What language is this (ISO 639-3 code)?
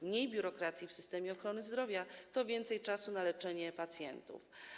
pol